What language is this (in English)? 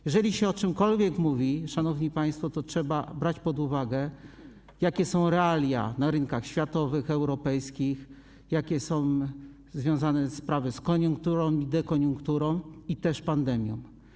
Polish